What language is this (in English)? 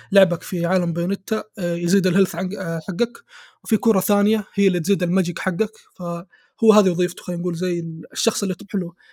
Arabic